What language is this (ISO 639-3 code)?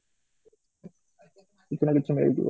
ori